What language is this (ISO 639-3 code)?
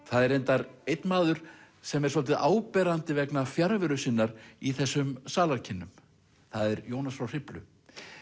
isl